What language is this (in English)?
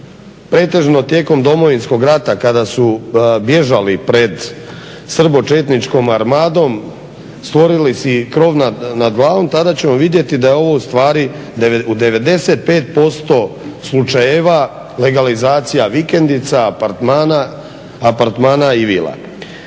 Croatian